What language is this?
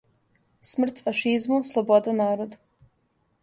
Serbian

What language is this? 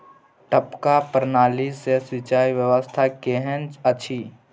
Maithili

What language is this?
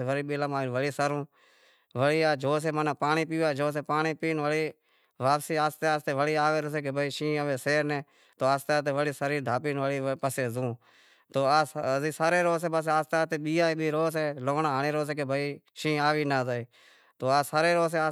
Wadiyara Koli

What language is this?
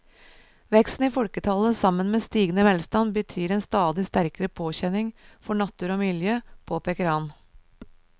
Norwegian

